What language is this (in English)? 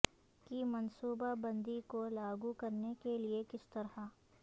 Urdu